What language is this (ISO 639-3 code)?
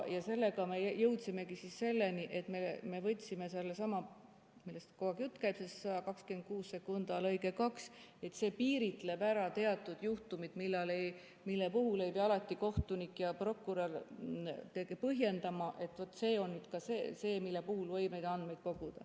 est